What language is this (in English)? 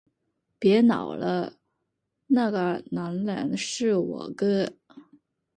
Chinese